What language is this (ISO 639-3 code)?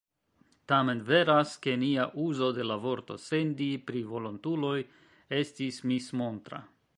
epo